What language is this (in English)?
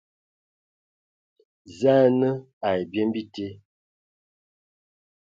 Ewondo